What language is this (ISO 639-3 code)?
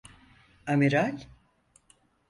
tur